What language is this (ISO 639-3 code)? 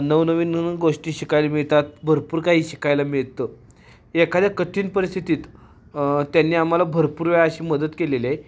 mar